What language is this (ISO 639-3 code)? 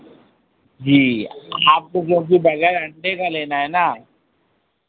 hin